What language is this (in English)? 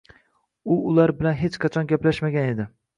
Uzbek